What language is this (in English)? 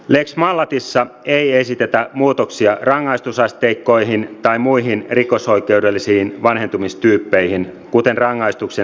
Finnish